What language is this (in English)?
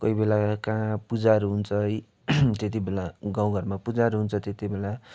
Nepali